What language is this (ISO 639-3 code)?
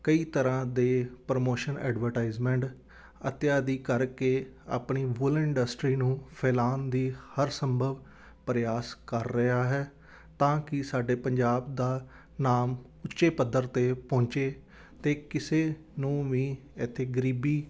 pan